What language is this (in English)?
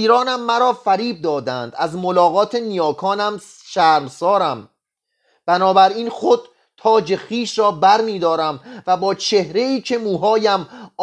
Persian